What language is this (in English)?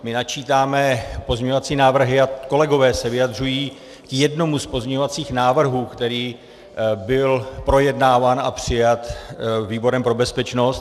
Czech